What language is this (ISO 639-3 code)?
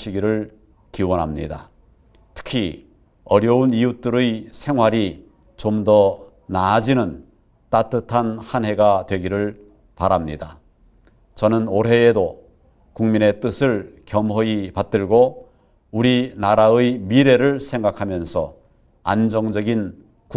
kor